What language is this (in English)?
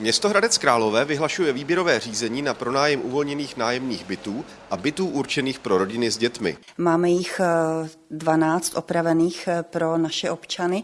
Czech